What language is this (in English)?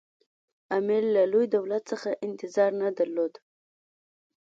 Pashto